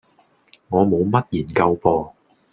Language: Cantonese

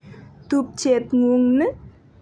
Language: Kalenjin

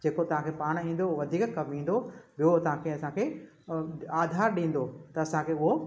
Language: Sindhi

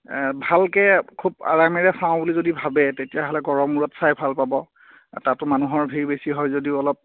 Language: Assamese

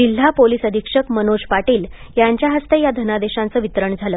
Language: Marathi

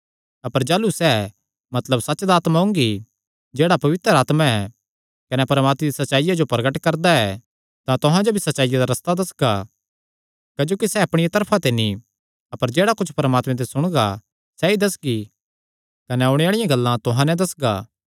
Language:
Kangri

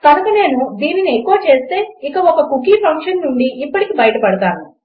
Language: Telugu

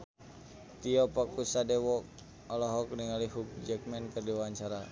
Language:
Sundanese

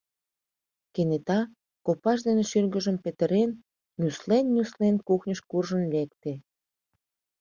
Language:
Mari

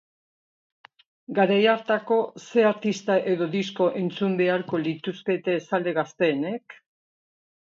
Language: Basque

